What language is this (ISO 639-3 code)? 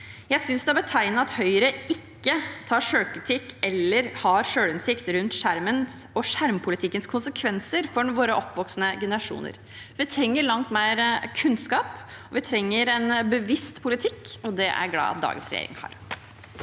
nor